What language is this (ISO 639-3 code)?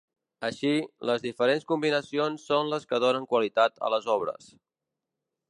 cat